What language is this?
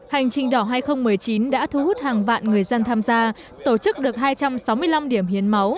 Vietnamese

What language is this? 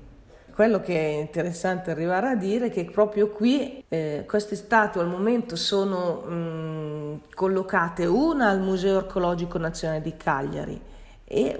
Italian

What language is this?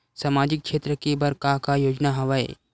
Chhattisgarhi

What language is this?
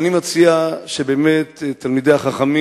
Hebrew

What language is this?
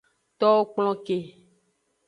Aja (Benin)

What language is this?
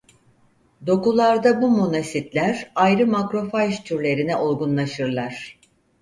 Turkish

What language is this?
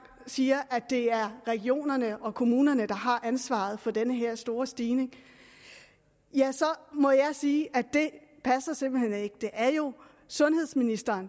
Danish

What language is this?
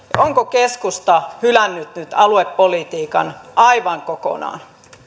Finnish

